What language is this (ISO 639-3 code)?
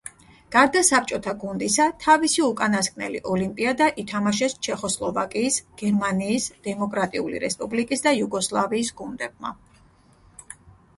kat